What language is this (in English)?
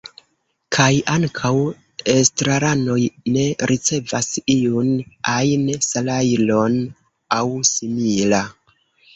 Esperanto